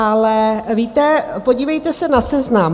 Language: Czech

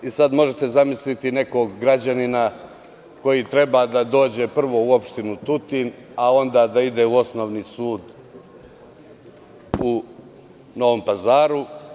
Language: Serbian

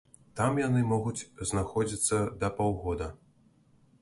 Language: Belarusian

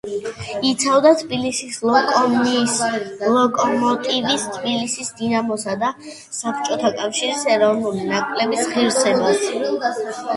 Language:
Georgian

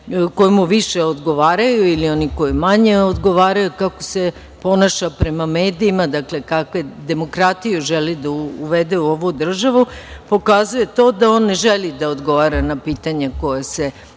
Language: Serbian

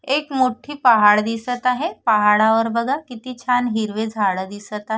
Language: Marathi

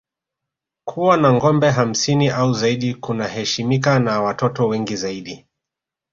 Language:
Swahili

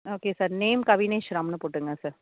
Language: Tamil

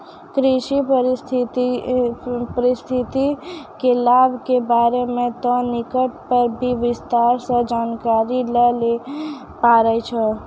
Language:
Maithili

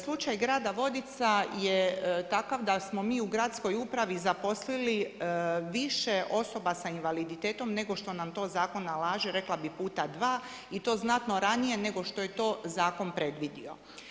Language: Croatian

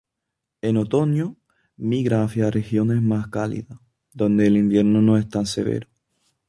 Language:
Spanish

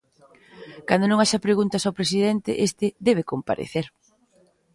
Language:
Galician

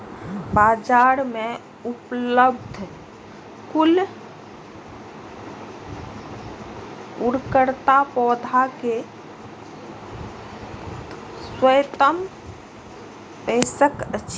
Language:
Maithili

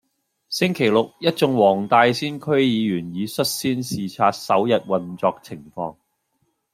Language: Cantonese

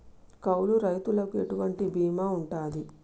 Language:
Telugu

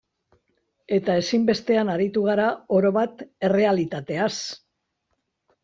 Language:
Basque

